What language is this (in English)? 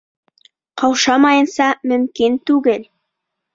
Bashkir